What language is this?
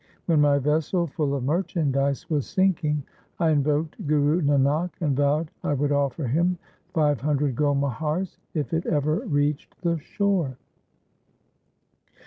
English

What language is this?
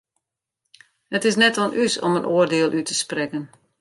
Western Frisian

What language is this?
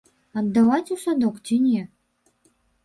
Belarusian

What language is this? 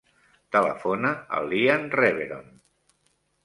Catalan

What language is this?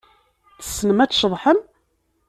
Kabyle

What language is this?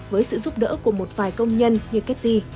Vietnamese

